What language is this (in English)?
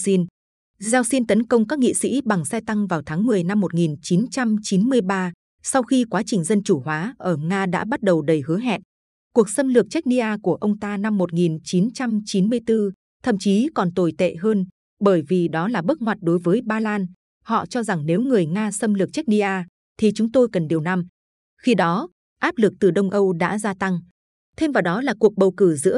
Vietnamese